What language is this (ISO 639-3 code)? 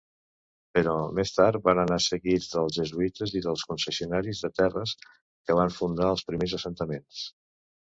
cat